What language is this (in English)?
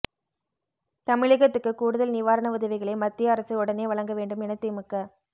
Tamil